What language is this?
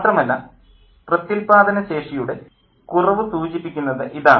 Malayalam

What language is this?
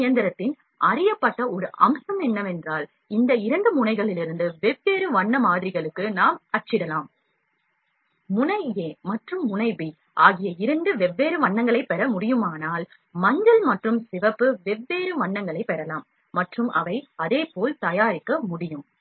Tamil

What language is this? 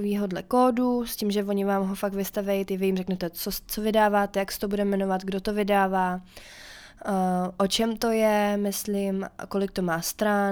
Czech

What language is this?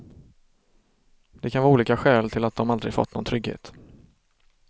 Swedish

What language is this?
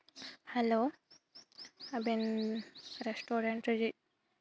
Santali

